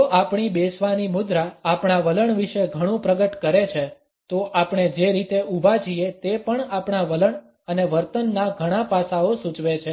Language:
Gujarati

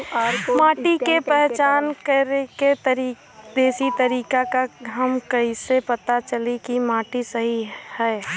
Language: Bhojpuri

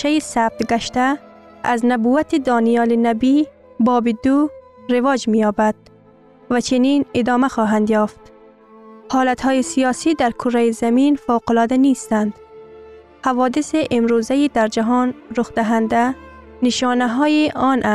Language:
Persian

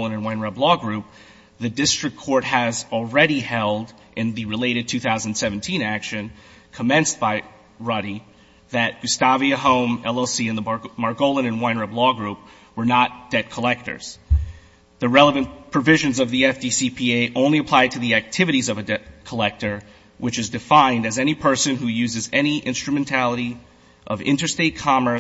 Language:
English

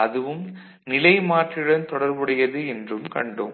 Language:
Tamil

